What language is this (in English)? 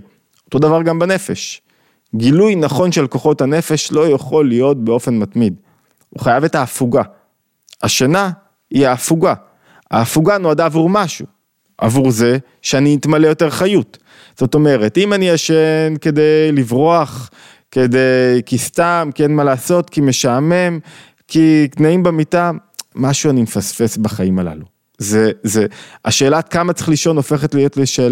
Hebrew